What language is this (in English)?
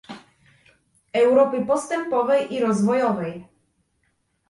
Polish